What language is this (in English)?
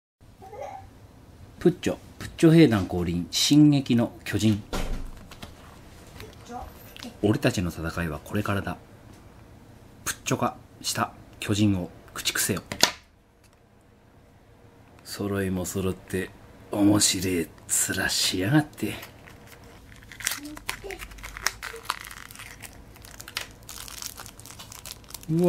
Japanese